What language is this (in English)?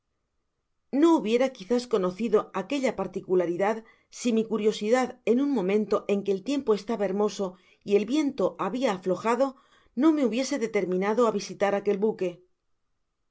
Spanish